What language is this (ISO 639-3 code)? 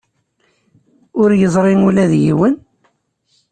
kab